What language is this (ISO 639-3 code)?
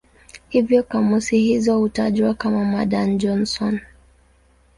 swa